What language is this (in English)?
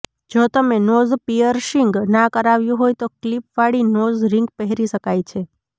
Gujarati